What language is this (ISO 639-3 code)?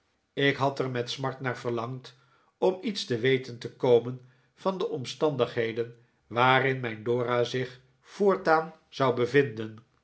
nld